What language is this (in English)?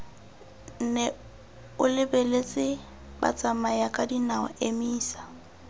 Tswana